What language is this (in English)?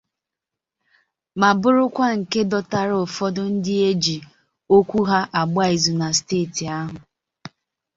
Igbo